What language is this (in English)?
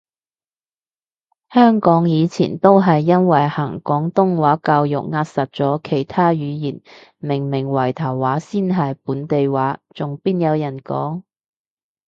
Cantonese